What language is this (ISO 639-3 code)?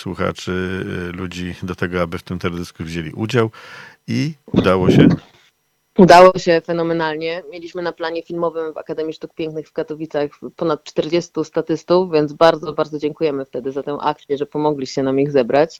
pol